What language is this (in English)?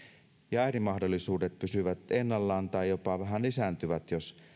Finnish